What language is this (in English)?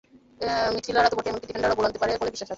Bangla